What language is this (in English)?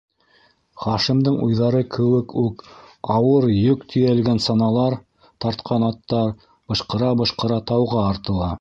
Bashkir